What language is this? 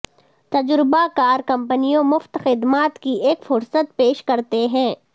Urdu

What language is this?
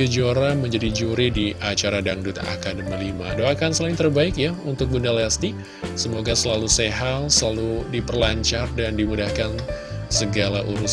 Indonesian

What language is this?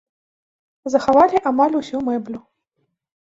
Belarusian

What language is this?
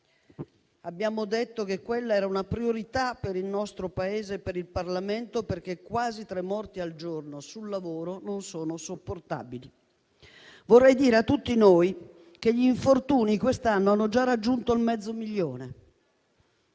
Italian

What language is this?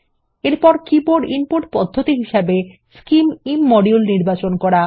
Bangla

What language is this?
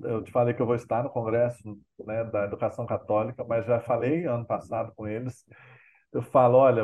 Portuguese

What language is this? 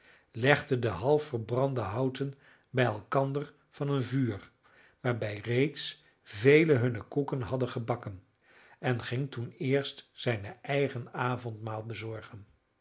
Dutch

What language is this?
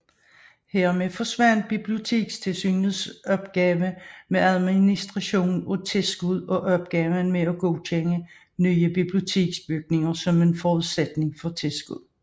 Danish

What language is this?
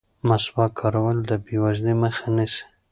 Pashto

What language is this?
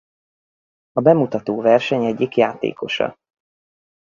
Hungarian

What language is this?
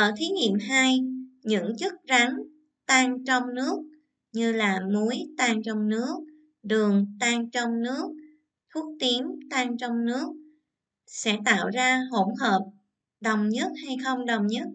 Vietnamese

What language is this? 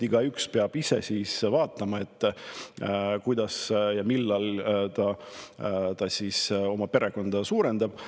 Estonian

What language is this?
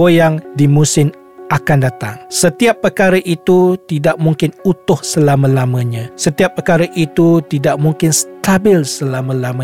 Malay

